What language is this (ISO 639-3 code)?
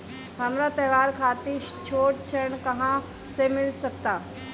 bho